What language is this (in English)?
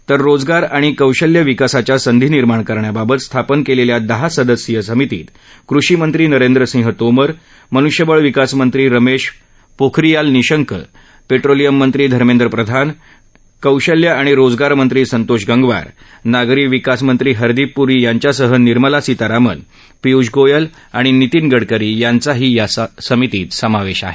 Marathi